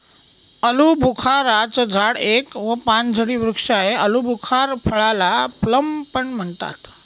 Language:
Marathi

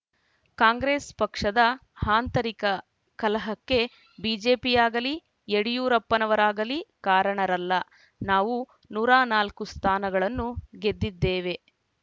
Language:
Kannada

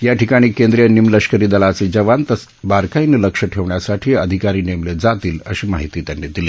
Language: Marathi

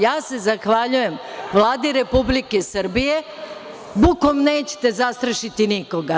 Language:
Serbian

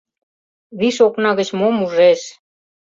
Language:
Mari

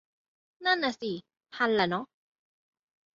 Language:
Thai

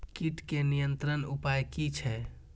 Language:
Maithili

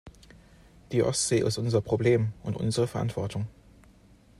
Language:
German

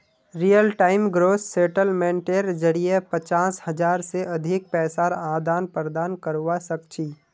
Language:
Magahi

